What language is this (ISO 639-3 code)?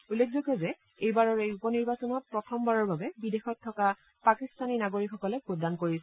asm